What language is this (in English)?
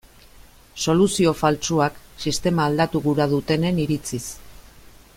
Basque